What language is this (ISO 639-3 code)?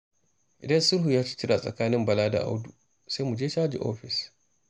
hau